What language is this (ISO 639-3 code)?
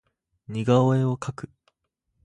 jpn